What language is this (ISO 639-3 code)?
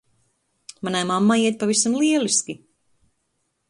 lav